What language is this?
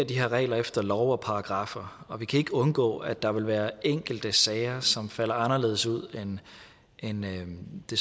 Danish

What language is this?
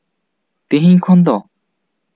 Santali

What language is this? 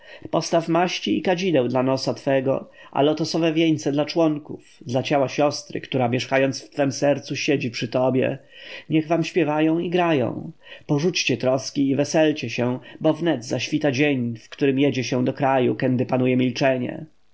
Polish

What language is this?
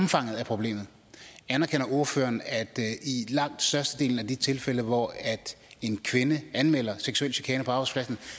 Danish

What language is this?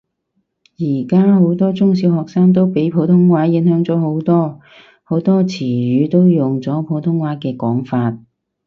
Cantonese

